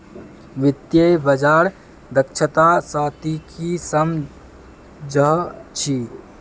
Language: Magahi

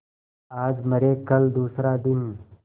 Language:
Hindi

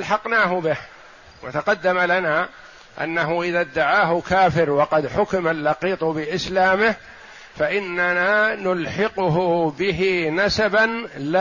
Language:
Arabic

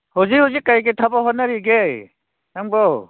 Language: Manipuri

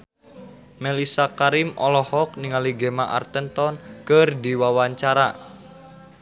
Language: Sundanese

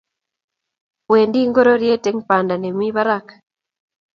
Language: Kalenjin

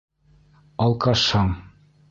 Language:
Bashkir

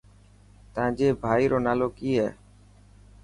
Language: Dhatki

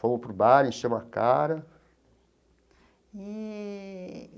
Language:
Portuguese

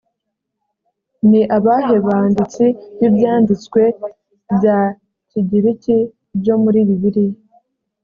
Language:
Kinyarwanda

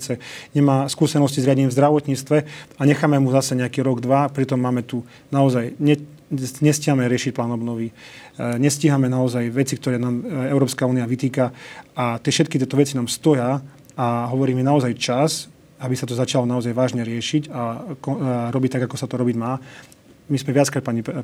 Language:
Slovak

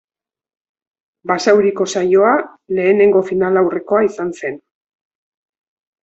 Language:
Basque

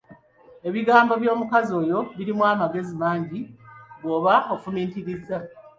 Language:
Ganda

